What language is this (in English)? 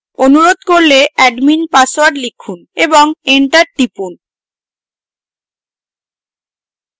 Bangla